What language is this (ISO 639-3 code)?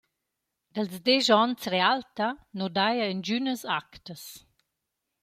roh